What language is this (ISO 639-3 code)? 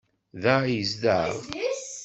kab